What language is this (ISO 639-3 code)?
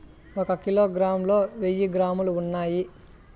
tel